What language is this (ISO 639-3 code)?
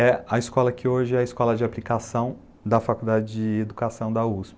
por